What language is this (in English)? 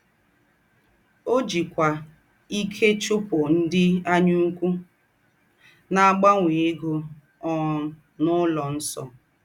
Igbo